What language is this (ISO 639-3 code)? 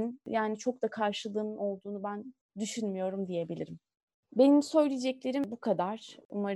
tur